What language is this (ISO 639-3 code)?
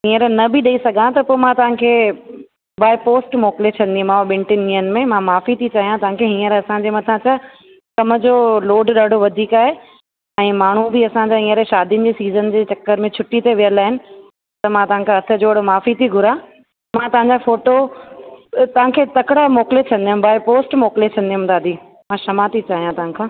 snd